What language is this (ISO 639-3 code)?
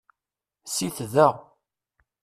kab